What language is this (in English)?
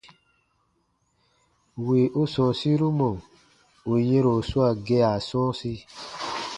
Baatonum